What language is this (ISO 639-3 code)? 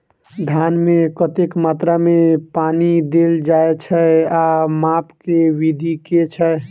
mai